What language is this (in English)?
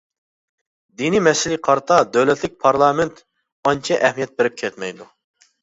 Uyghur